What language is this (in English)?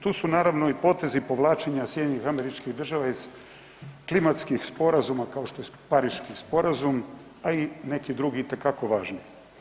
Croatian